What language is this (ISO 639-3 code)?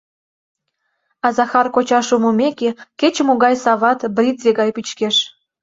chm